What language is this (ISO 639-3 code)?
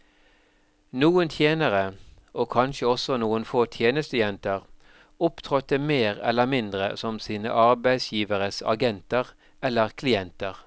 nor